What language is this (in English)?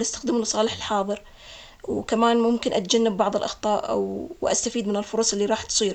Omani Arabic